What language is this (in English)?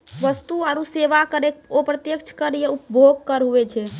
Maithili